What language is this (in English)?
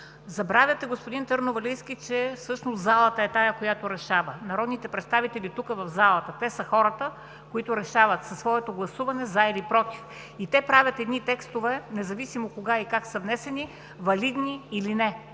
Bulgarian